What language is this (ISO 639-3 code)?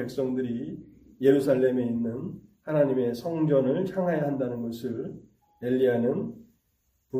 kor